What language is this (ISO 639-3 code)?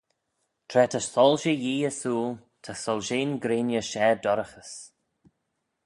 glv